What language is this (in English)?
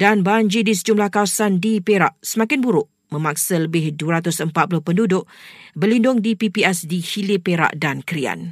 Malay